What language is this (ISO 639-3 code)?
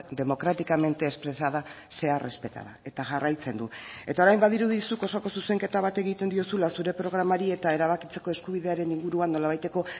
eus